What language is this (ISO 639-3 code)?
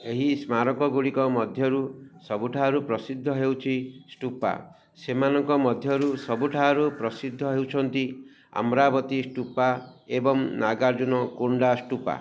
ori